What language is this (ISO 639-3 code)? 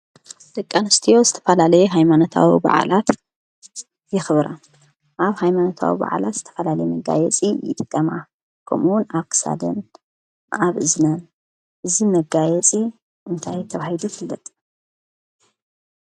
tir